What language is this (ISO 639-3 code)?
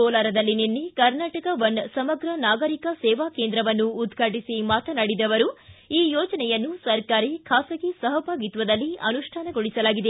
kan